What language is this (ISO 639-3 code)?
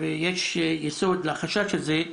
heb